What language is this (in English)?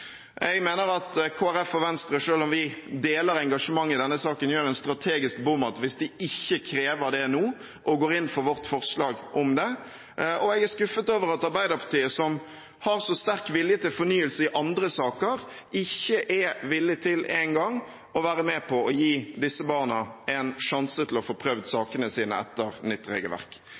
Norwegian Bokmål